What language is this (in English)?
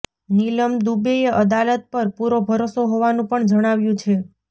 Gujarati